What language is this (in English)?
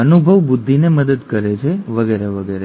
Gujarati